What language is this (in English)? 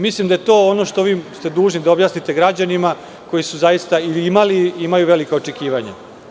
Serbian